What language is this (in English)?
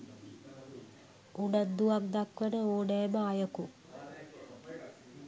Sinhala